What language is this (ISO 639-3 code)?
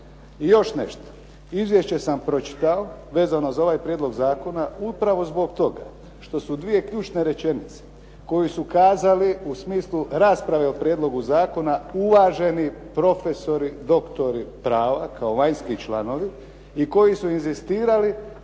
hrv